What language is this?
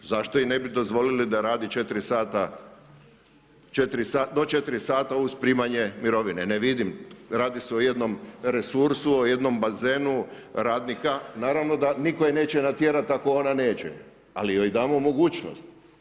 Croatian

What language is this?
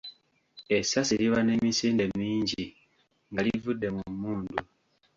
Ganda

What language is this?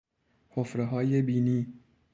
Persian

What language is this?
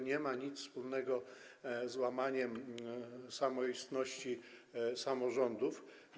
Polish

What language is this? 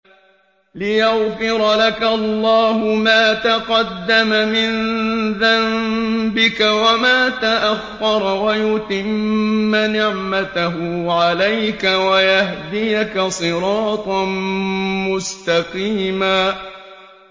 Arabic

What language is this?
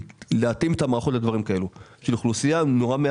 Hebrew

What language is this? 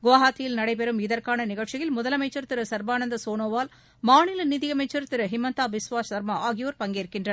Tamil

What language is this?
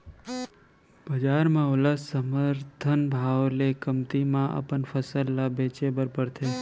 Chhattisgarhi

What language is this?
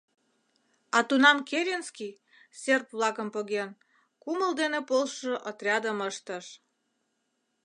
Mari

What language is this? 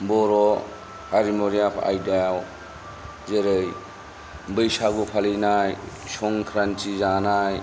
Bodo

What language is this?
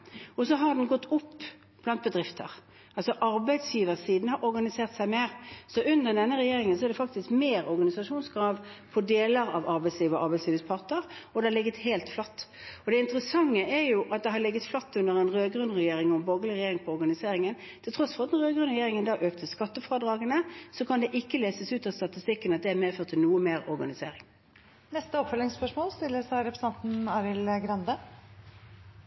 Norwegian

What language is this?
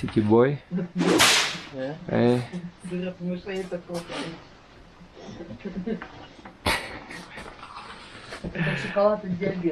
Russian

